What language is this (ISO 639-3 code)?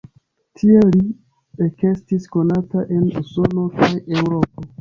epo